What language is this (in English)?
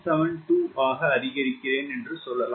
Tamil